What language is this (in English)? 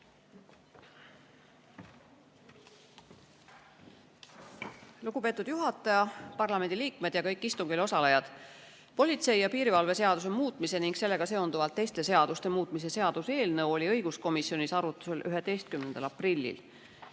Estonian